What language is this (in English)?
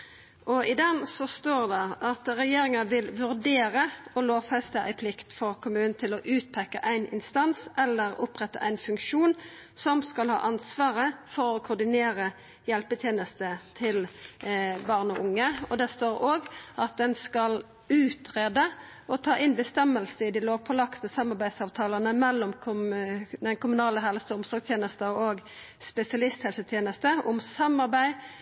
Norwegian Nynorsk